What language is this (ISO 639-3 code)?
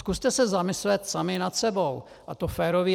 ces